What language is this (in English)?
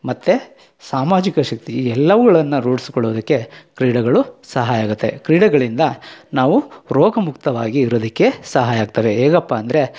Kannada